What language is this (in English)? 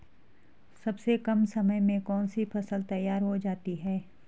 Hindi